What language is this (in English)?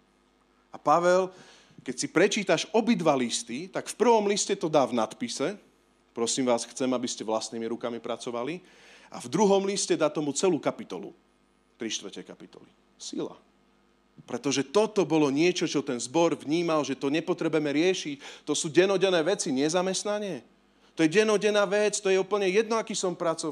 Slovak